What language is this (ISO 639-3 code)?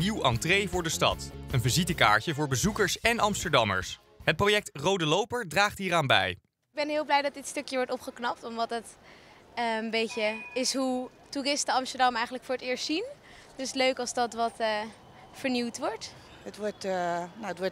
nld